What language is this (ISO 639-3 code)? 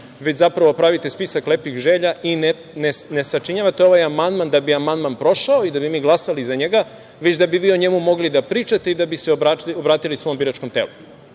srp